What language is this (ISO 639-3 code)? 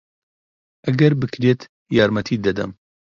ckb